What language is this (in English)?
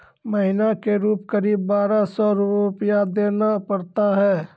Maithili